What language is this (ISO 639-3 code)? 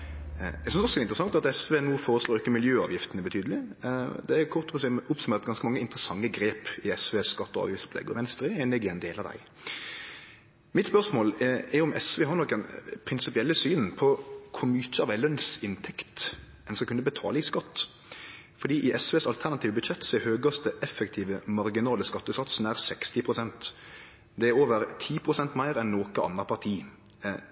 nno